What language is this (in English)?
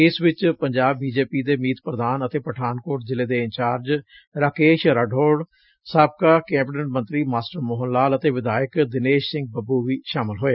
Punjabi